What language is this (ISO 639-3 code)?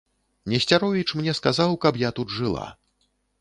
bel